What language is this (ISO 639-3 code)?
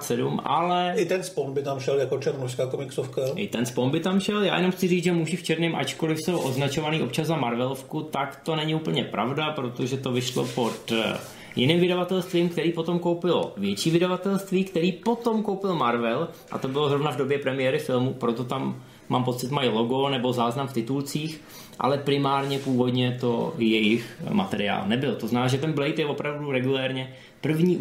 ces